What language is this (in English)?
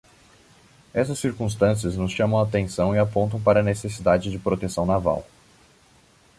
Portuguese